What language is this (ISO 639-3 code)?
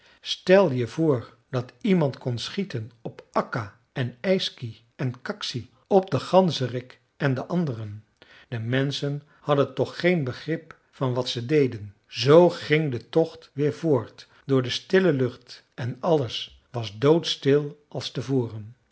nld